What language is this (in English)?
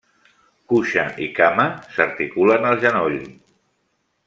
Catalan